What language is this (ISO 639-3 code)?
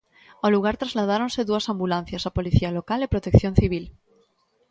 glg